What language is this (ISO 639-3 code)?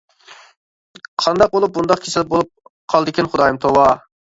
uig